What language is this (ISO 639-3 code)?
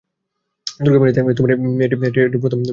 ben